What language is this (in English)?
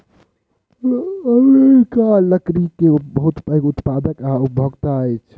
Maithili